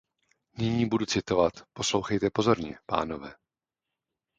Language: Czech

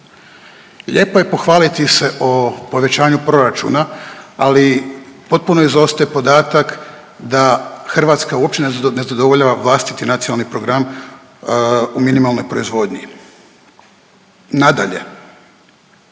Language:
Croatian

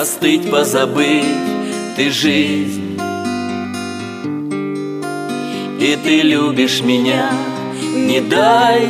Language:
Russian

